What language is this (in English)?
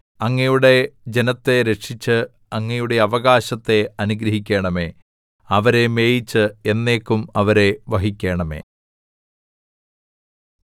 Malayalam